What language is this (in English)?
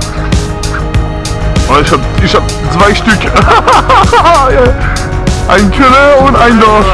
German